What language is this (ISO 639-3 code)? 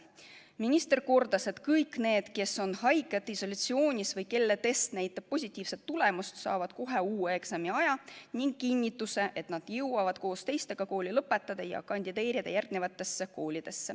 est